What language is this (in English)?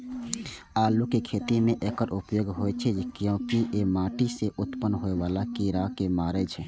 Maithili